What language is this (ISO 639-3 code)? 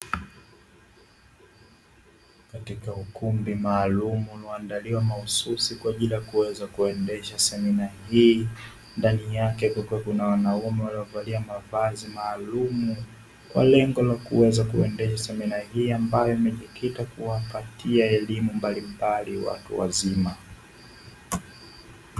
swa